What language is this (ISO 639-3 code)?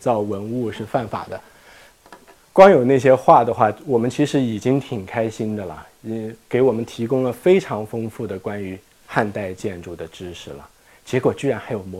zho